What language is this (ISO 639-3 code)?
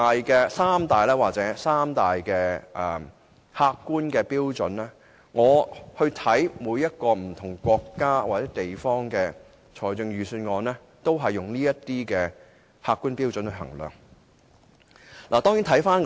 yue